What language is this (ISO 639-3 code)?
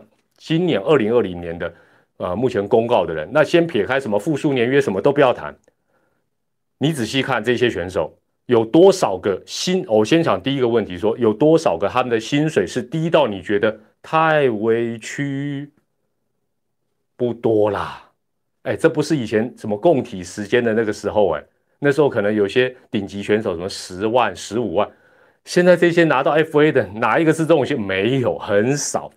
zho